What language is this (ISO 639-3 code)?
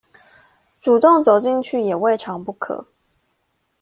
zho